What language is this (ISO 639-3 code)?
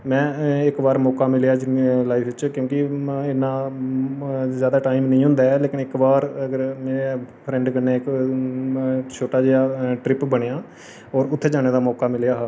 doi